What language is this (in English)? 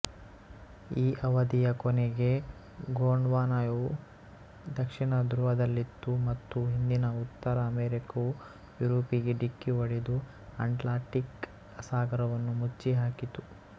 Kannada